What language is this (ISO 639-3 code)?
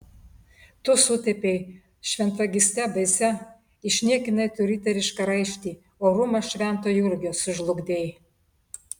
lit